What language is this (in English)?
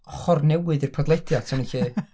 Welsh